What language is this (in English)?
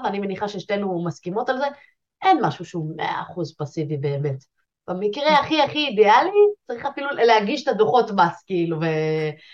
Hebrew